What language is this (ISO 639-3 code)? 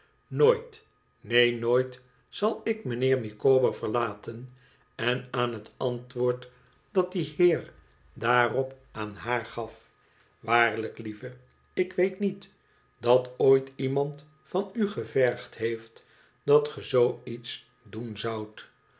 nld